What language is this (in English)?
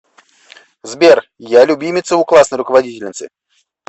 Russian